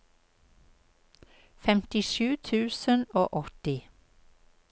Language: Norwegian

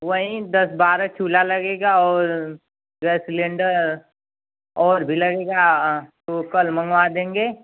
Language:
Hindi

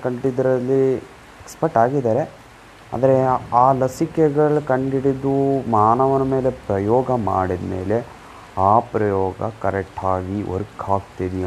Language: Kannada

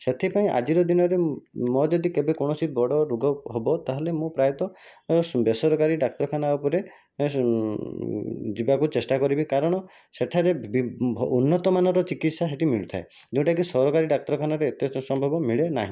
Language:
Odia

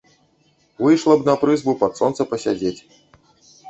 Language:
Belarusian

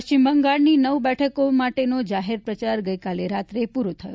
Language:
Gujarati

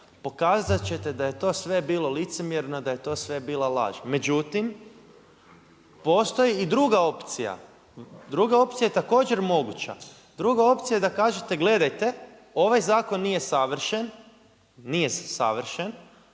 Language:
Croatian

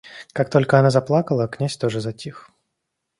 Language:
Russian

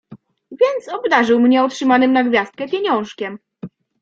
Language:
Polish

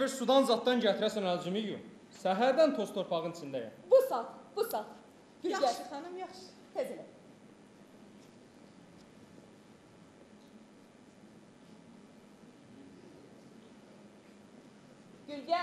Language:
Turkish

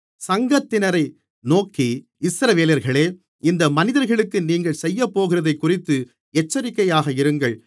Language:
Tamil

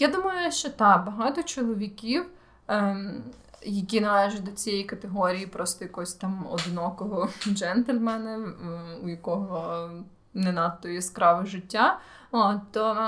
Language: Ukrainian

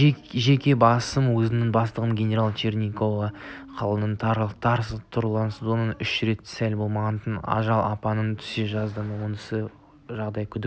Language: Kazakh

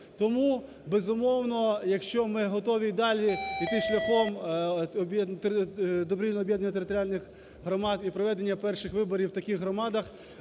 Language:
Ukrainian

